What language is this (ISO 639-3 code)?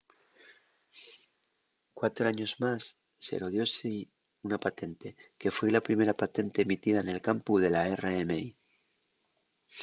ast